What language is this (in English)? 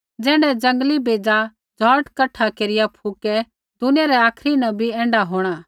Kullu Pahari